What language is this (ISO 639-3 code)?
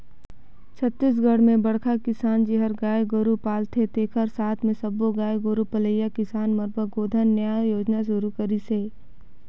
hne